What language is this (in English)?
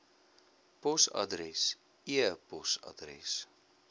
Afrikaans